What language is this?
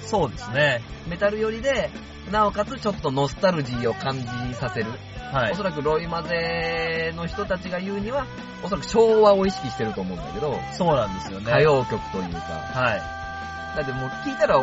Japanese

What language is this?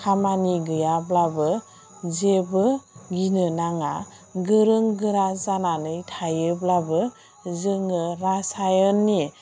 Bodo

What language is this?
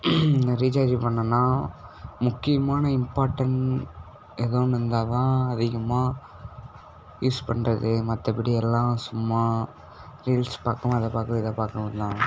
Tamil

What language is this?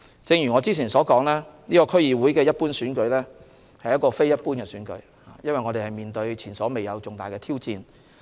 Cantonese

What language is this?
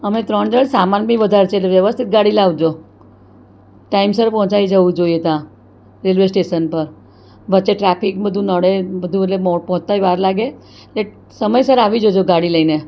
Gujarati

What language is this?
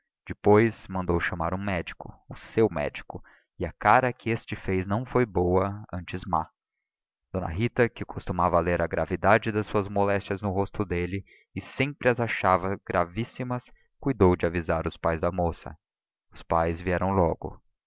Portuguese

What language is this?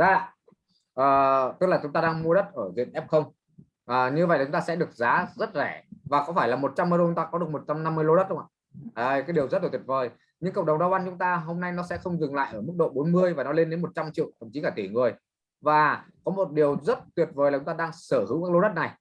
Vietnamese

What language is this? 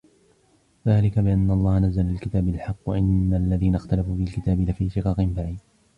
Arabic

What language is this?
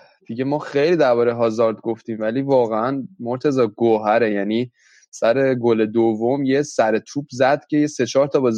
Persian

